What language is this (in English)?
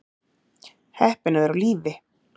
Icelandic